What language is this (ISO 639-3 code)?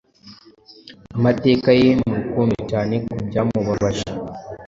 kin